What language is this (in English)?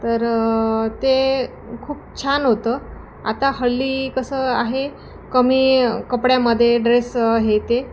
Marathi